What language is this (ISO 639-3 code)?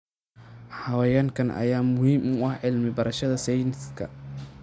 som